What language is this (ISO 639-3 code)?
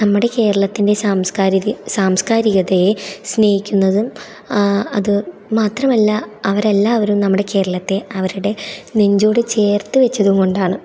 mal